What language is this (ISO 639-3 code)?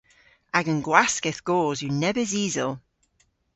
cor